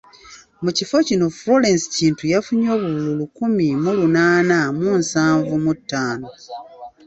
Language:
Ganda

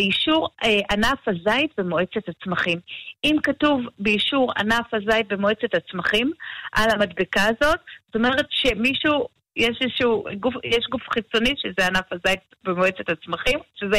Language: Hebrew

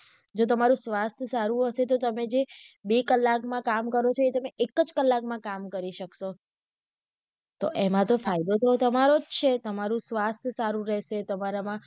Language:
Gujarati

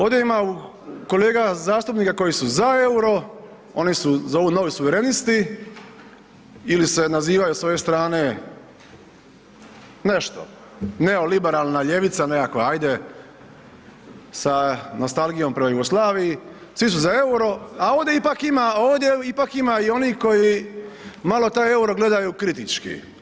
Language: Croatian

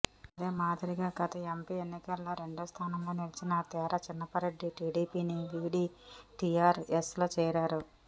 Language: Telugu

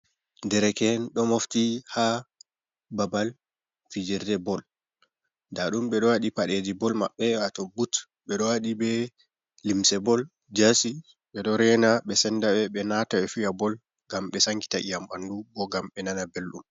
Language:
Fula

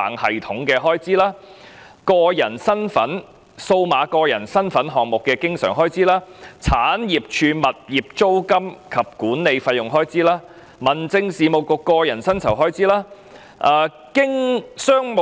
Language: Cantonese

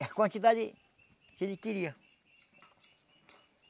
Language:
Portuguese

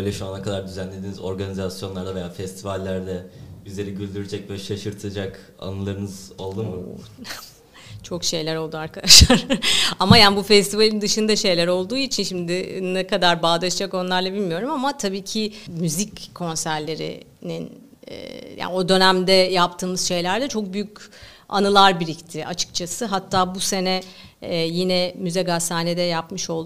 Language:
Turkish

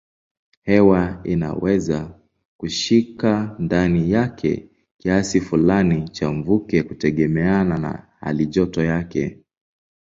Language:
Swahili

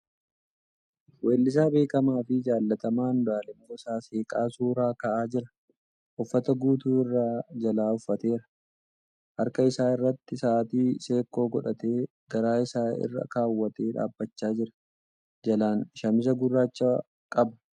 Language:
Oromo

